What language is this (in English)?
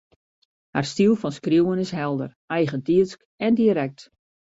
Western Frisian